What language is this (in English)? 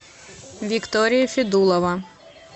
Russian